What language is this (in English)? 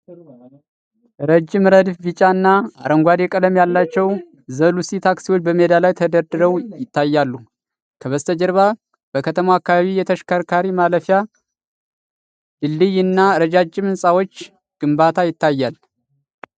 Amharic